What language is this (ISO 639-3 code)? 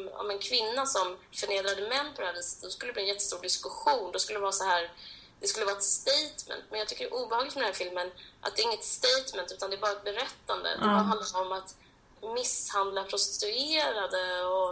swe